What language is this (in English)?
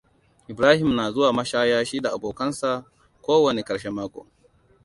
Hausa